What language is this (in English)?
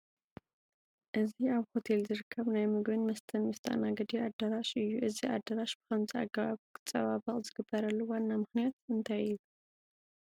Tigrinya